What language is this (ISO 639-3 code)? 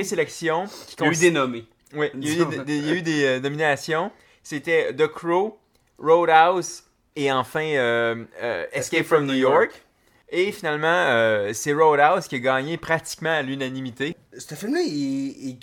fra